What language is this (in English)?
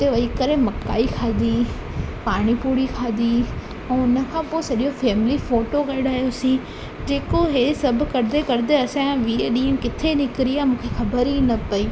Sindhi